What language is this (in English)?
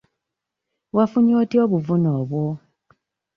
Ganda